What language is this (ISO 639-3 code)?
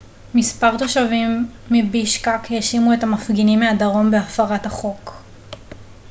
heb